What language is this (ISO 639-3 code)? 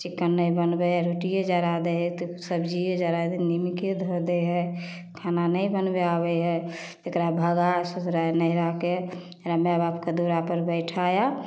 mai